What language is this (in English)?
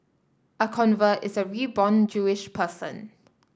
English